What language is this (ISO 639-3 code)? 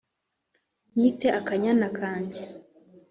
kin